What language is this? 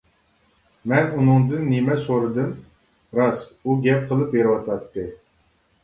Uyghur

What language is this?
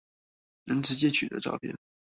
Chinese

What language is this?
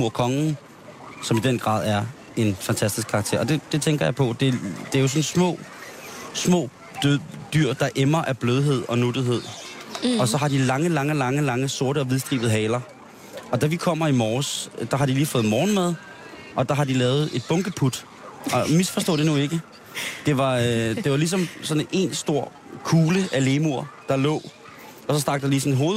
Danish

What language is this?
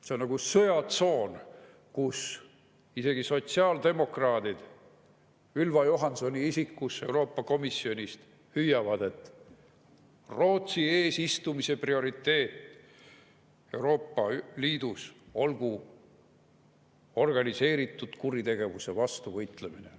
Estonian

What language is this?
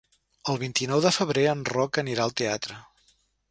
Catalan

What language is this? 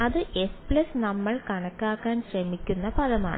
Malayalam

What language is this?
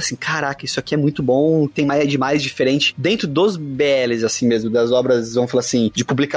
Portuguese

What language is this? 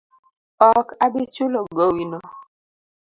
Luo (Kenya and Tanzania)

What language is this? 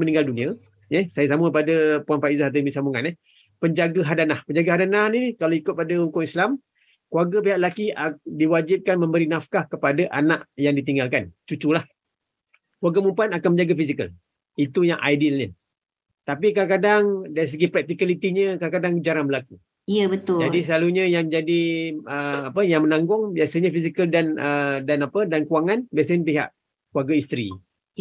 Malay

